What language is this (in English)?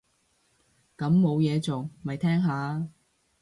Cantonese